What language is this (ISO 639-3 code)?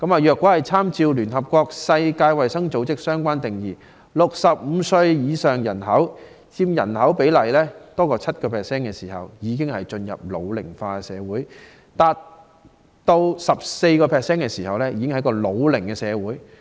yue